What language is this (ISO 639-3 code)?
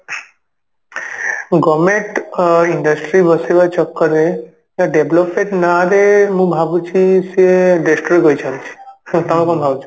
ori